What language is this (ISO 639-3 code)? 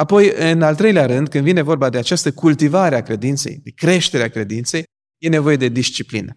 ron